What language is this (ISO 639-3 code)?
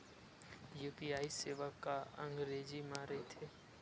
hne